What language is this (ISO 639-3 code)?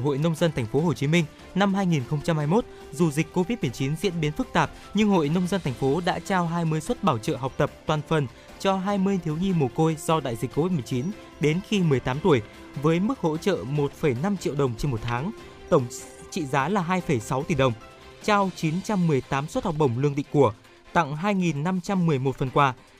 vie